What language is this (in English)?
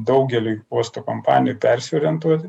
Lithuanian